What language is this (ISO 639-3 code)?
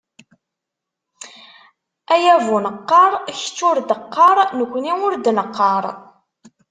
kab